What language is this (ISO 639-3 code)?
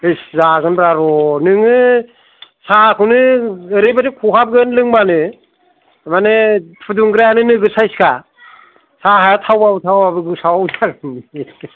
brx